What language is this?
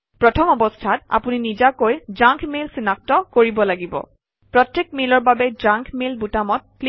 Assamese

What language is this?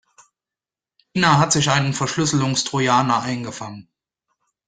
German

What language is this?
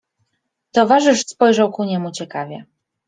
Polish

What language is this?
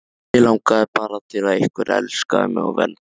Icelandic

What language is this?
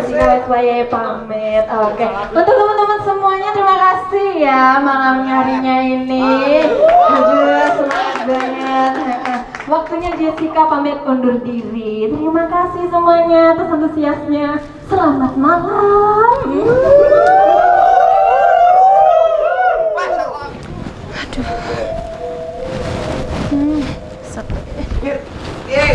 Indonesian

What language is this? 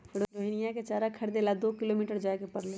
Magahi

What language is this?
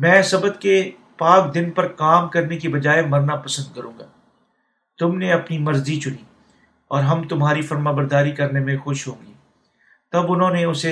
Urdu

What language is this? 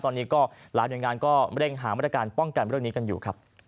Thai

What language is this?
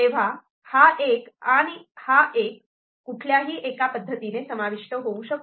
Marathi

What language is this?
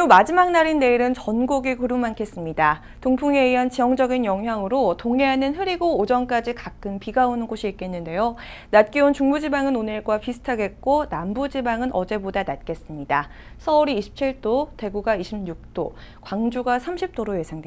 Korean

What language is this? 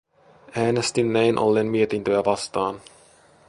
Finnish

